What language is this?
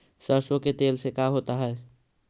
Magahi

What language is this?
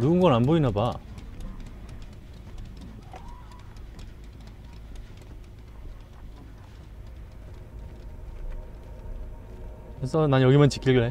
Korean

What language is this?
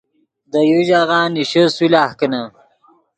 Yidgha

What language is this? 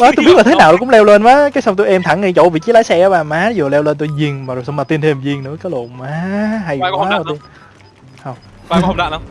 Vietnamese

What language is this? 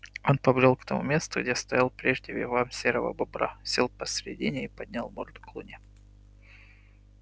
Russian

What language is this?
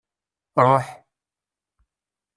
Kabyle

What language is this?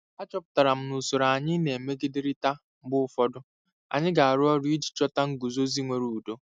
Igbo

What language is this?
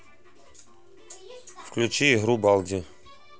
Russian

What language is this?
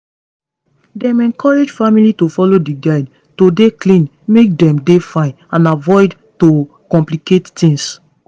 Nigerian Pidgin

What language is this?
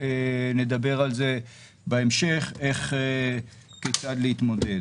Hebrew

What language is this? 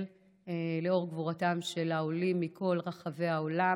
Hebrew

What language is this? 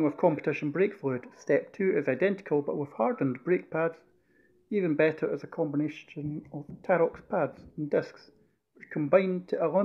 English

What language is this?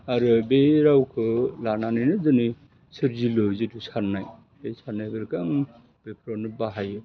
Bodo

